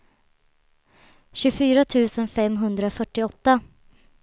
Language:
Swedish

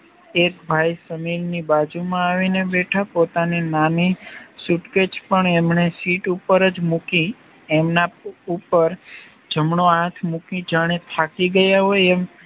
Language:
Gujarati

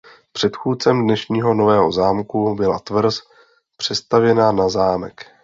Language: Czech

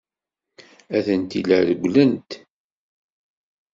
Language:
Kabyle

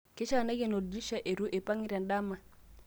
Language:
Masai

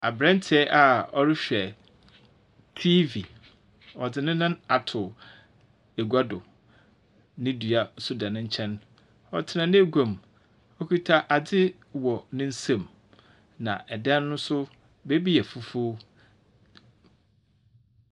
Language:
Akan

